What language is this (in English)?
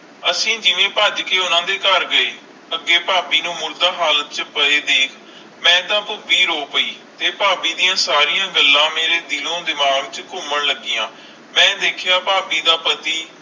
Punjabi